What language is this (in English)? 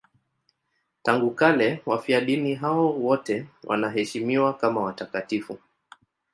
Swahili